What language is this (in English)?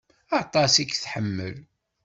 Kabyle